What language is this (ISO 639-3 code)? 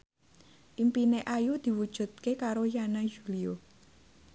jav